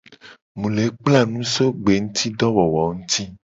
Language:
Gen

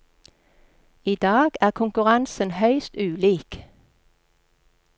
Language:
Norwegian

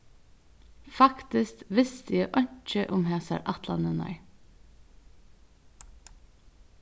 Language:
Faroese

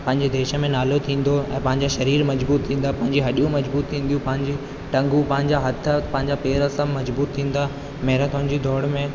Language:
Sindhi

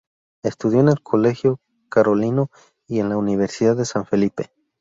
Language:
Spanish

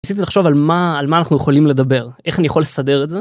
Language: Hebrew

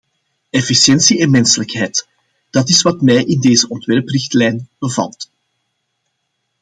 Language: Dutch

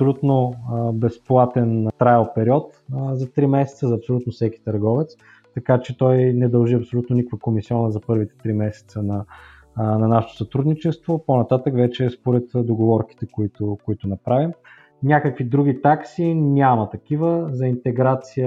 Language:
Bulgarian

